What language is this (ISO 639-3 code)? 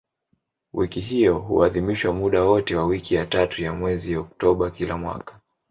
swa